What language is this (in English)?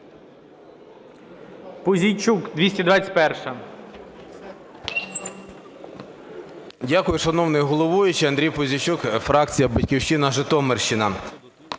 Ukrainian